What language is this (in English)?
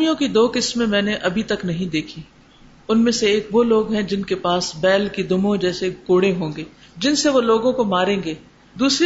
Urdu